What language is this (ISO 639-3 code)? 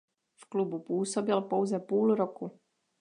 ces